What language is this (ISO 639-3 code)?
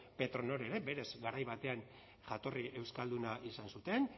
eus